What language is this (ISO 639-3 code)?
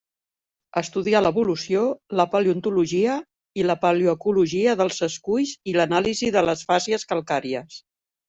cat